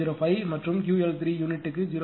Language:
Tamil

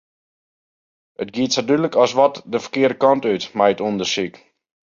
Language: Western Frisian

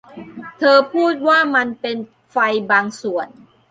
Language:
Thai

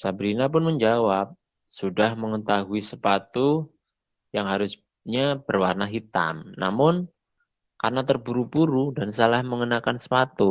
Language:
Indonesian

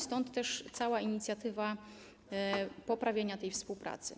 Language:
Polish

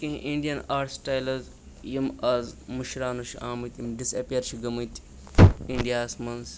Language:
Kashmiri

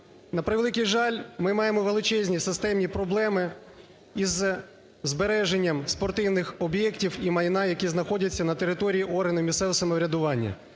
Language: Ukrainian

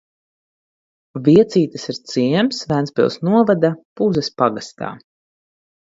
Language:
Latvian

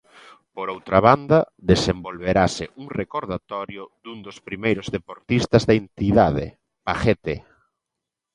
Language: Galician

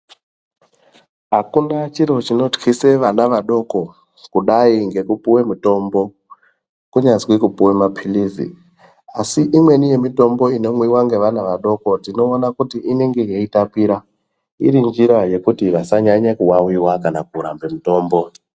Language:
Ndau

